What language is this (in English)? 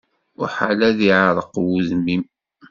Kabyle